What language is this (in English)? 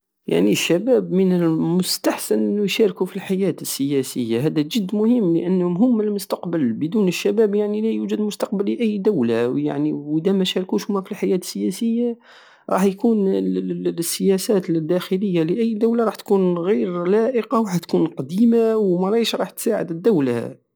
Algerian Saharan Arabic